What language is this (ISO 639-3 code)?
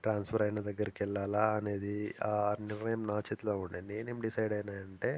tel